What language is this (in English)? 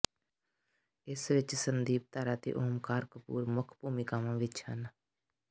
Punjabi